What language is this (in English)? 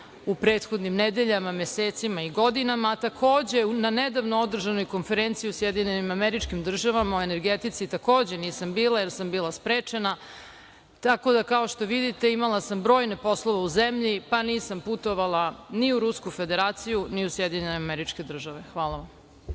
Serbian